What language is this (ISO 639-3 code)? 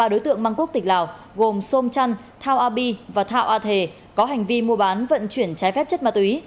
vie